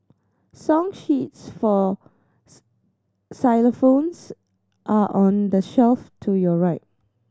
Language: English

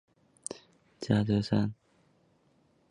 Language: Chinese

